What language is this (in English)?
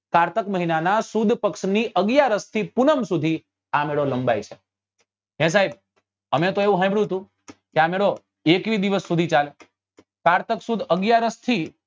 Gujarati